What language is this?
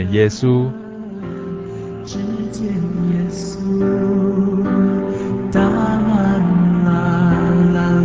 Chinese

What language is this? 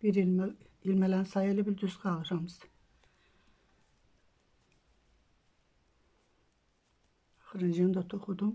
Turkish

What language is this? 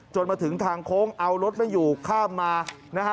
Thai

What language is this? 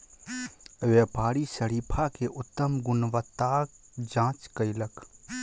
Maithili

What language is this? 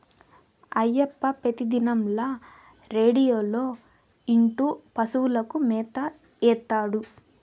Telugu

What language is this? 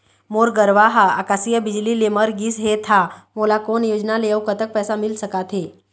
Chhattisgarhi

